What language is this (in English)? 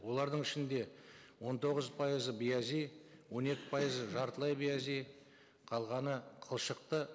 Kazakh